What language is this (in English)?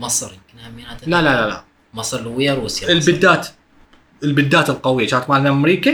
Arabic